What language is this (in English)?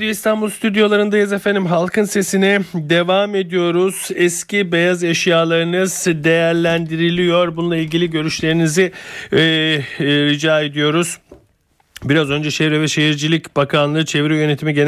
Turkish